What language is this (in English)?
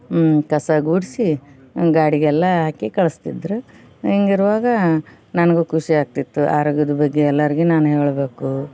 Kannada